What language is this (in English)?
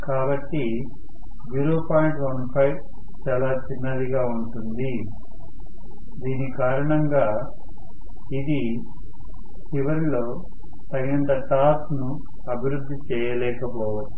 Telugu